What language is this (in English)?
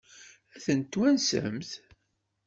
Kabyle